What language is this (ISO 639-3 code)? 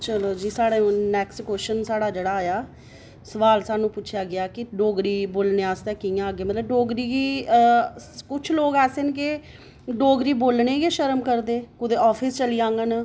doi